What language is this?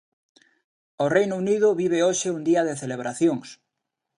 Galician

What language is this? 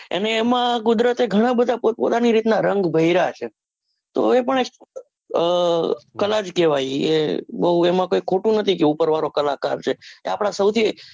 Gujarati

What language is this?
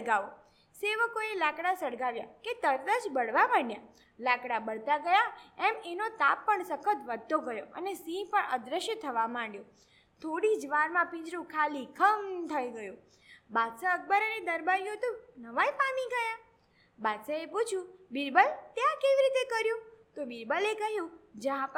Gujarati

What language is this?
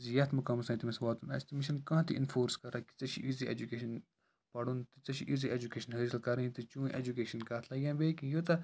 Kashmiri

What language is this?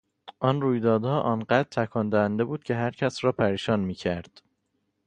Persian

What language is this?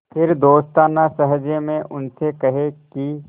Hindi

